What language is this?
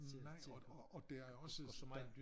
Danish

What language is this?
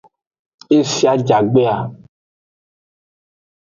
Aja (Benin)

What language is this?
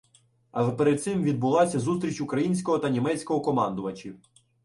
Ukrainian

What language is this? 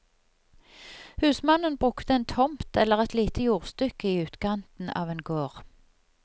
Norwegian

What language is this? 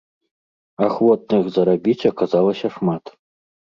Belarusian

